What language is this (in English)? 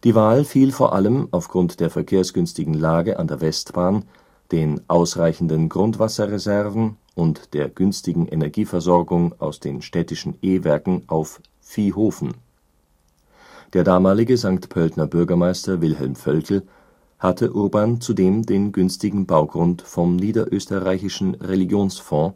German